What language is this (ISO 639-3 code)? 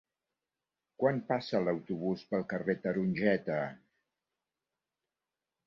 cat